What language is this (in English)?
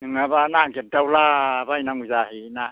Bodo